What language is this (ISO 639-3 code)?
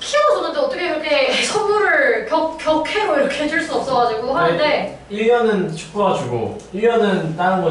kor